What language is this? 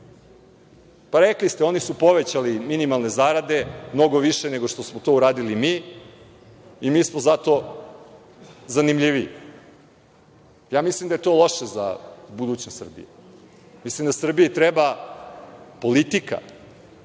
Serbian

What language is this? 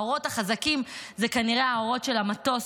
Hebrew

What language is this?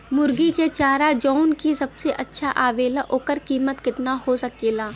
Bhojpuri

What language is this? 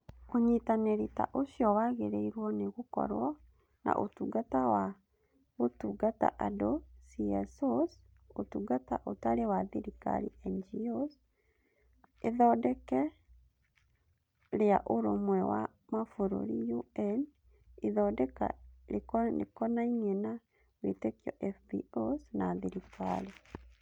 Kikuyu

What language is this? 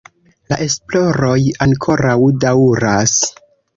Esperanto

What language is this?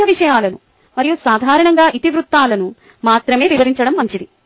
Telugu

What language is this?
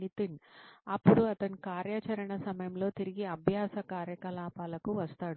Telugu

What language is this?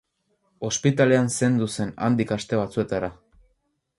Basque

